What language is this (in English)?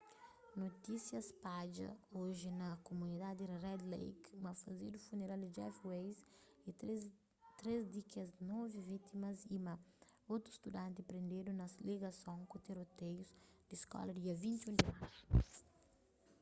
Kabuverdianu